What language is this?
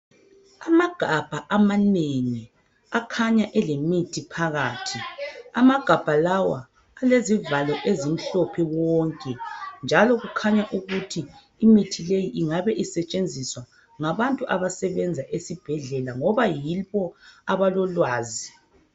North Ndebele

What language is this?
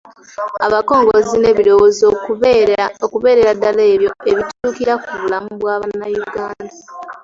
Ganda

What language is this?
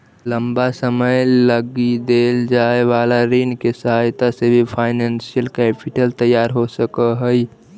Magahi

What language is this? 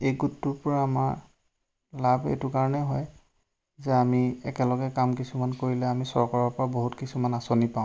Assamese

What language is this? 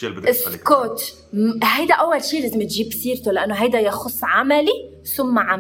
Arabic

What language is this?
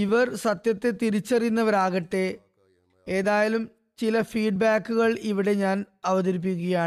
Malayalam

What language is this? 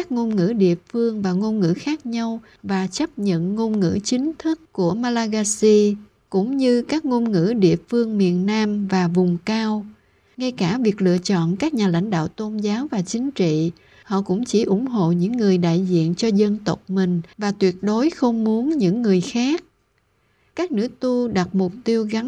Vietnamese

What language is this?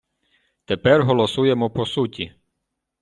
Ukrainian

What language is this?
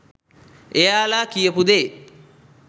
Sinhala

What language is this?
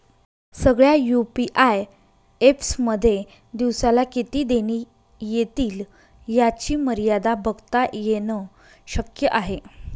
Marathi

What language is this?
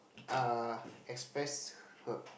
English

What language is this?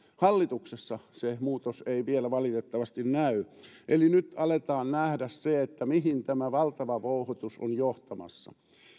Finnish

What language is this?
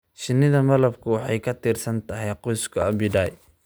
Somali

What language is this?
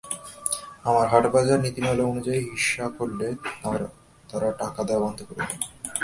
Bangla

